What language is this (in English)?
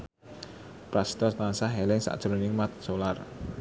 Javanese